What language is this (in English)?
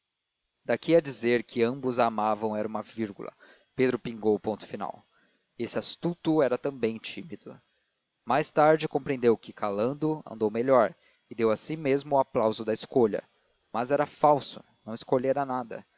Portuguese